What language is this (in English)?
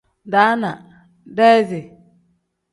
Tem